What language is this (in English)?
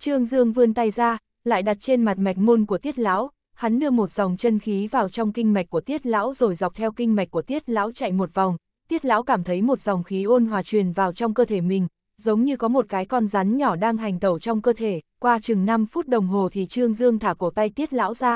Vietnamese